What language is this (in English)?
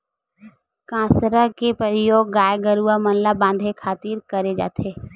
Chhattisgarhi